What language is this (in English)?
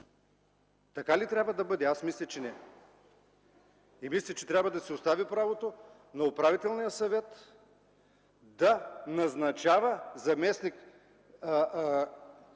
Bulgarian